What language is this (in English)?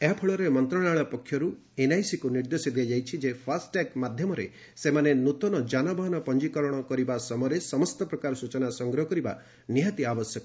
Odia